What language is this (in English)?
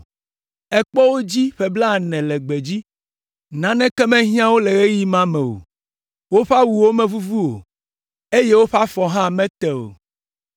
Ewe